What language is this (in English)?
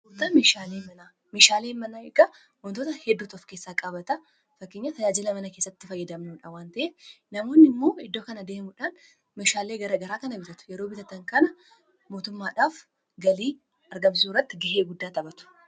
Oromo